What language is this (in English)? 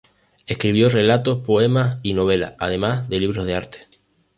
Spanish